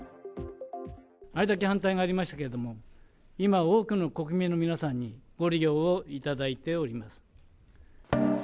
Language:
Japanese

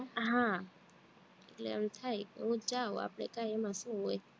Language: Gujarati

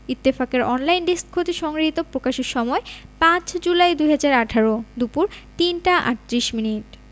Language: Bangla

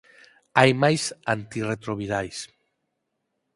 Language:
Galician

